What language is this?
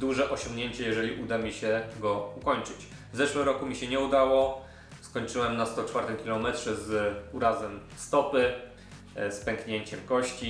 Polish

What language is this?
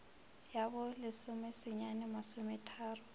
Northern Sotho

